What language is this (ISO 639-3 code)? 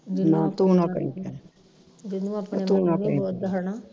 pan